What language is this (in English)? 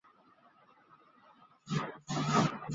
Chinese